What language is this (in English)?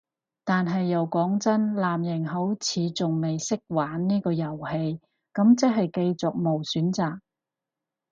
Cantonese